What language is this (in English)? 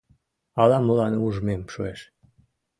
Mari